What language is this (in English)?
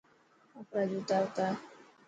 Dhatki